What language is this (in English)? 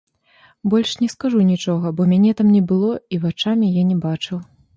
Belarusian